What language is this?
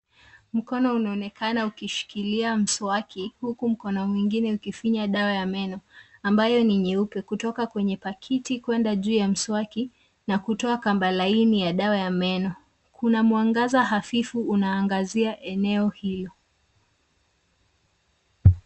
Swahili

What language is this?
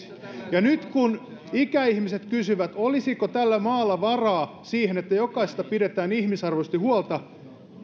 Finnish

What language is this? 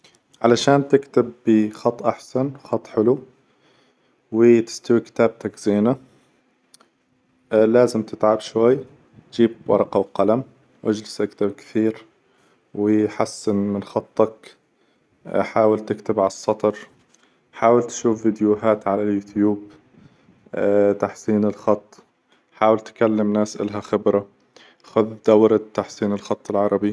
Hijazi Arabic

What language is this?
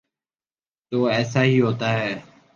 Urdu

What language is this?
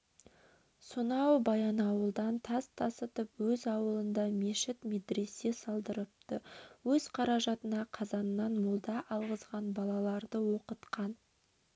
Kazakh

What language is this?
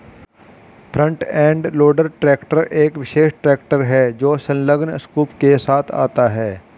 Hindi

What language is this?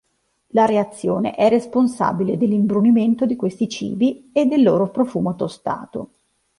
Italian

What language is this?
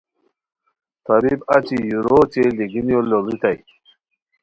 Khowar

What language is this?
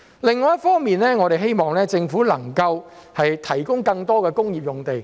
Cantonese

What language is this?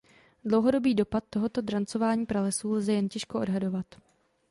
Czech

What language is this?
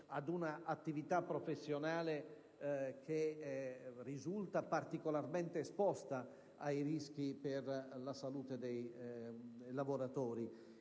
Italian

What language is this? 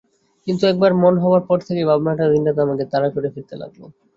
Bangla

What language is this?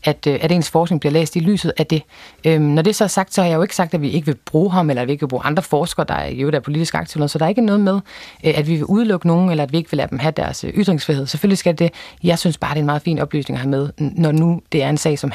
Danish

